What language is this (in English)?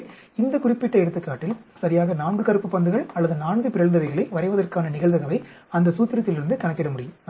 Tamil